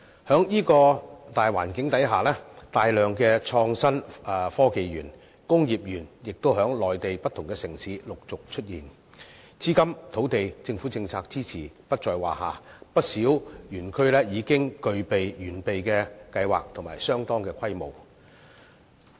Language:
Cantonese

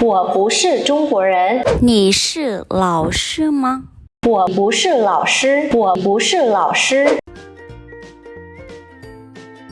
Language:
Vietnamese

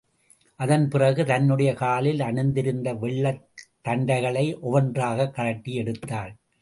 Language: Tamil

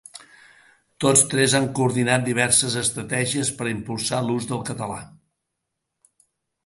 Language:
Catalan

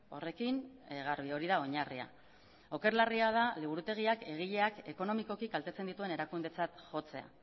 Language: Basque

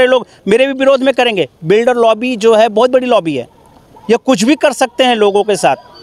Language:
Hindi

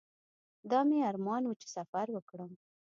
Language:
Pashto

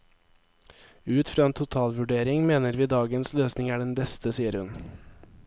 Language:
Norwegian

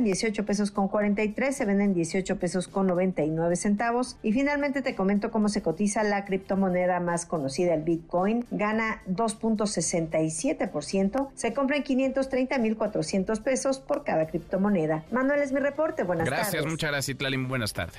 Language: Spanish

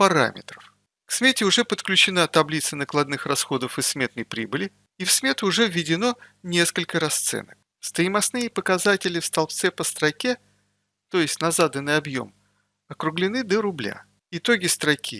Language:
Russian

